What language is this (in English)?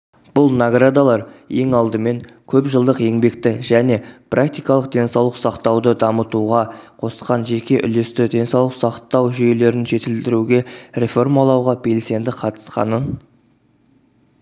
Kazakh